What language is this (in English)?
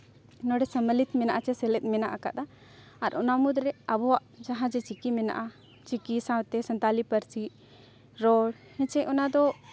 Santali